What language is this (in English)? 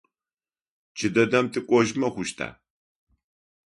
Adyghe